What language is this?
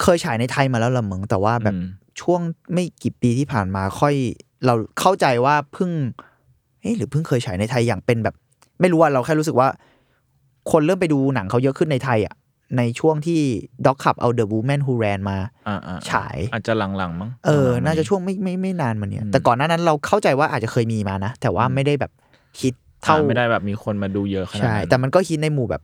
Thai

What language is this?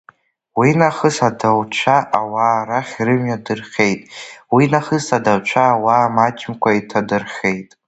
Abkhazian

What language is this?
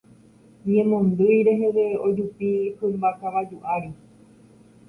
Guarani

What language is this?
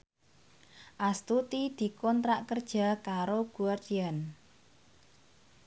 Javanese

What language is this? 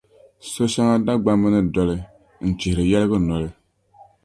Dagbani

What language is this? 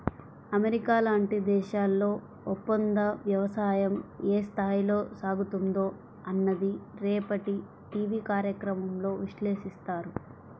Telugu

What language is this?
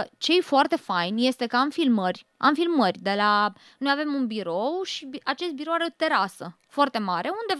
Romanian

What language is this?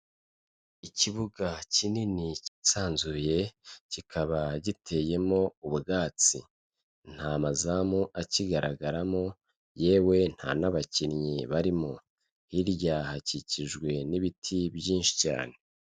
Kinyarwanda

